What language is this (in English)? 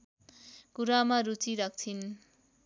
Nepali